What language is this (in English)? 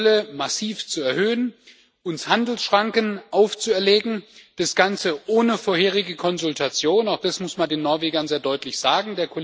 German